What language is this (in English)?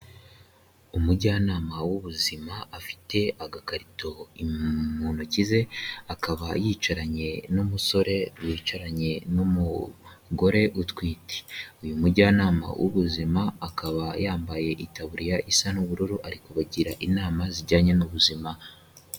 Kinyarwanda